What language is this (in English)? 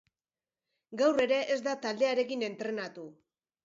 Basque